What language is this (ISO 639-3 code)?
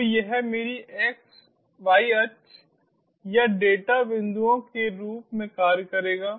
hin